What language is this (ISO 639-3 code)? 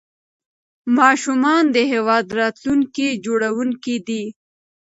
pus